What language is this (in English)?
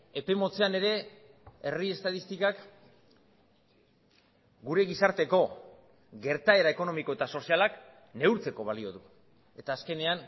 Basque